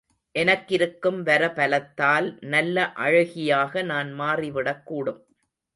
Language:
Tamil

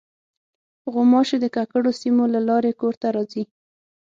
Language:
Pashto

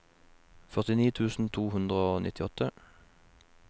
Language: Norwegian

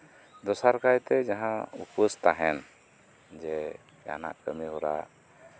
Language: Santali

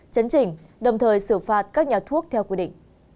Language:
Vietnamese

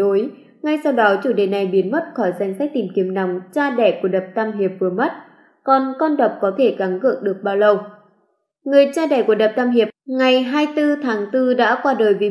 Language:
Vietnamese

